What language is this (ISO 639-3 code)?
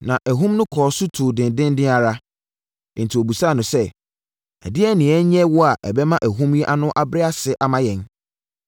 aka